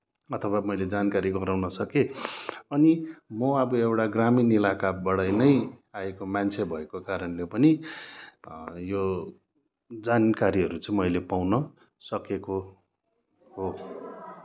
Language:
Nepali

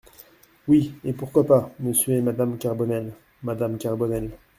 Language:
French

